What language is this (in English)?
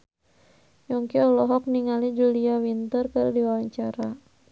Sundanese